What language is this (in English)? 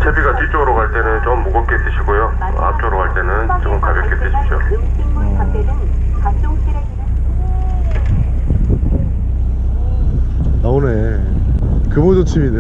Korean